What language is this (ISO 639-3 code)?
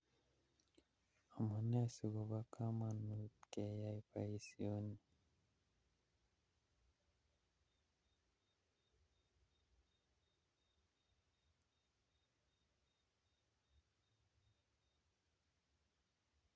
kln